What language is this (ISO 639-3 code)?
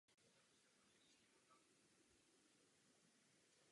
ces